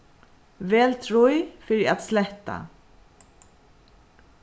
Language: Faroese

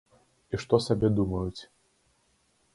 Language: Belarusian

